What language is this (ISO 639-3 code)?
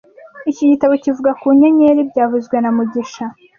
kin